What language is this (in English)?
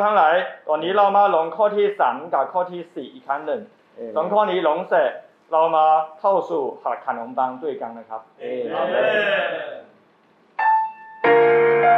Thai